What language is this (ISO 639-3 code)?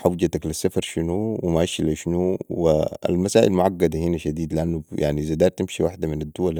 apd